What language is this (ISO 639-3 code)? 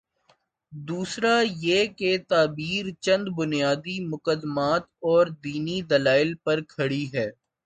urd